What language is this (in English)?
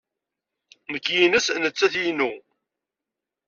Kabyle